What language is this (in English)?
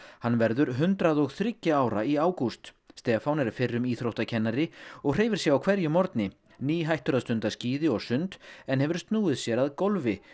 Icelandic